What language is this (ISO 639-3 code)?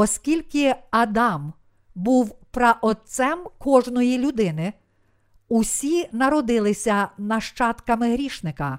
ukr